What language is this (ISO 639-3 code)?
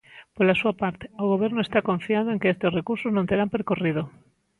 glg